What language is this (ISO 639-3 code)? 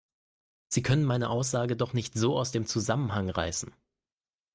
deu